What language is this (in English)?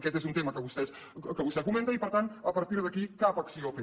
Catalan